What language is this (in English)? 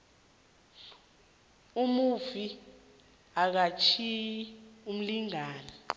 South Ndebele